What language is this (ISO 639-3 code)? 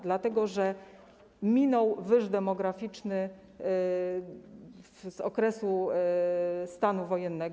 pol